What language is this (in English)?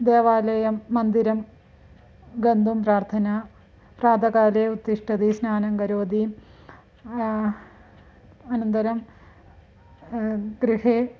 Sanskrit